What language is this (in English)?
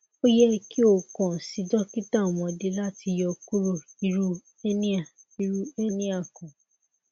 Yoruba